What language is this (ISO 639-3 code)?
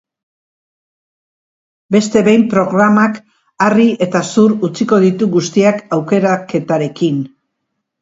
eus